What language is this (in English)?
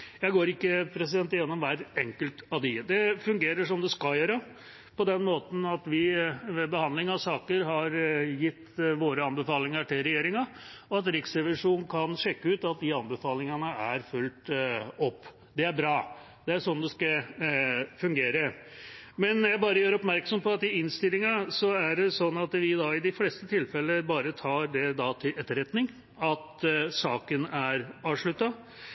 Norwegian Bokmål